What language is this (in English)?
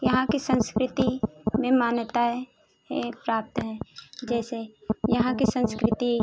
Hindi